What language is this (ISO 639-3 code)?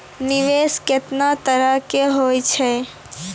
mai